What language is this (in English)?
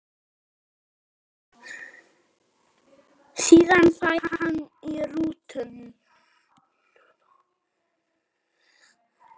Icelandic